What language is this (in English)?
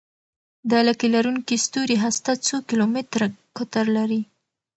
Pashto